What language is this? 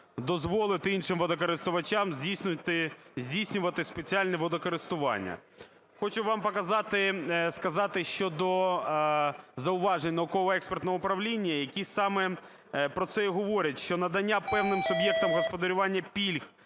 Ukrainian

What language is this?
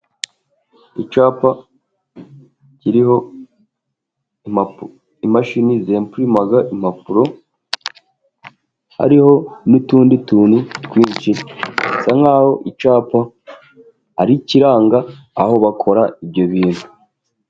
Kinyarwanda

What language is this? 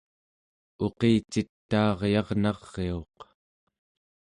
Central Yupik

